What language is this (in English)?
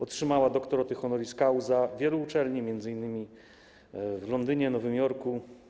Polish